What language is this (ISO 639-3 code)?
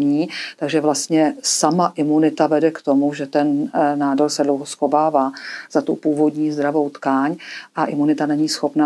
ces